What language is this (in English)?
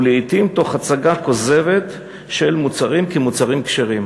Hebrew